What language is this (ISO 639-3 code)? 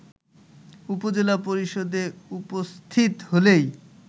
ben